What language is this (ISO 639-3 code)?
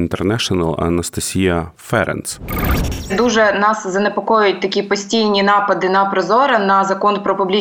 ukr